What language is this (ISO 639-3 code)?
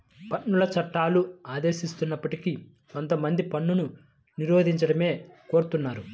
tel